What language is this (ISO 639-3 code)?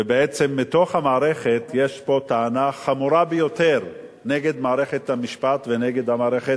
heb